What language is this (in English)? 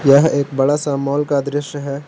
Hindi